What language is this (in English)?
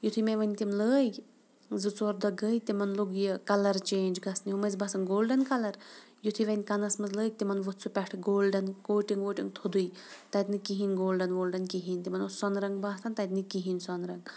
Kashmiri